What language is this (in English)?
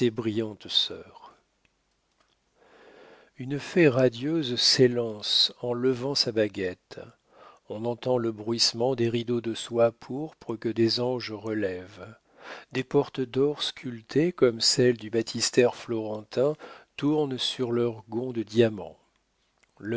French